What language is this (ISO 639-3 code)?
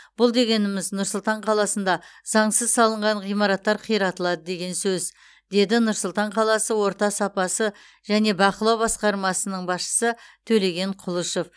kaz